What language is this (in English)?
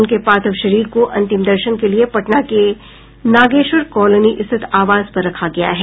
Hindi